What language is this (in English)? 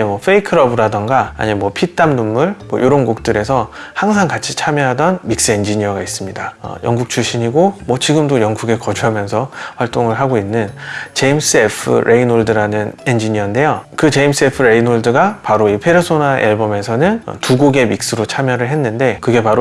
Korean